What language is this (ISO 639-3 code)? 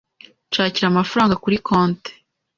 kin